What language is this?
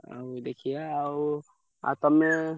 Odia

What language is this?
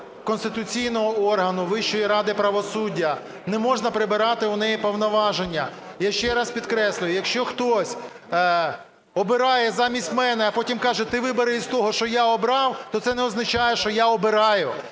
Ukrainian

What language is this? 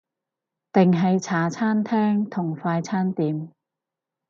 Cantonese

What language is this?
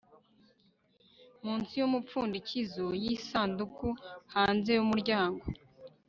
Kinyarwanda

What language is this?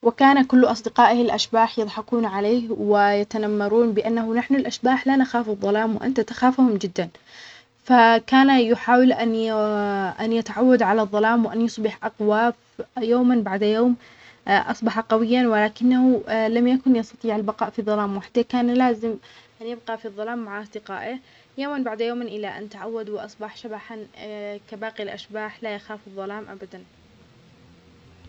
Omani Arabic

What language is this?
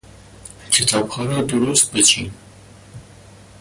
Persian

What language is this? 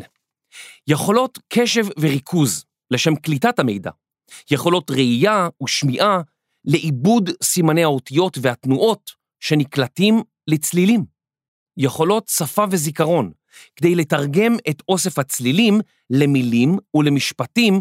Hebrew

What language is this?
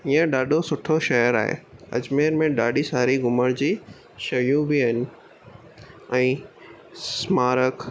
Sindhi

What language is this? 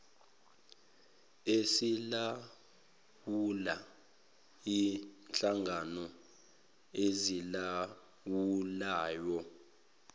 Zulu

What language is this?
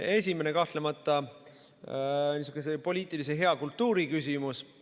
Estonian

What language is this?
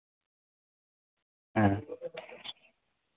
Santali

